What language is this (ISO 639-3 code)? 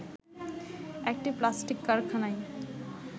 ben